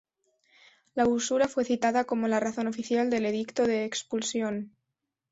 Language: Spanish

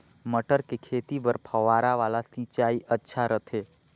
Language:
Chhattisgarhi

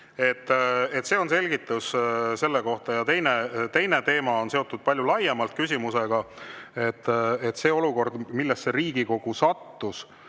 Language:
Estonian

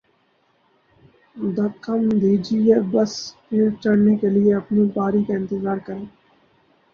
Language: Urdu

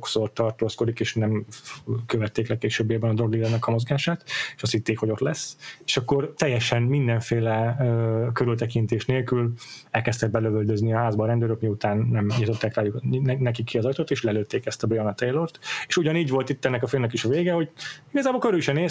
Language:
Hungarian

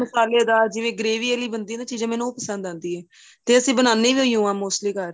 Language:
Punjabi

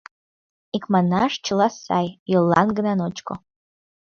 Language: Mari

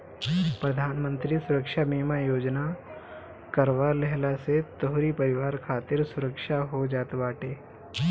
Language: Bhojpuri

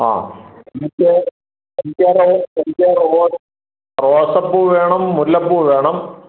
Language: Malayalam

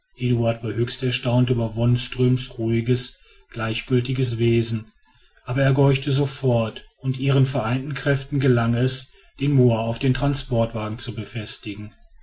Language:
German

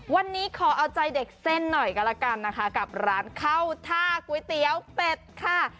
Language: Thai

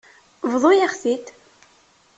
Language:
Kabyle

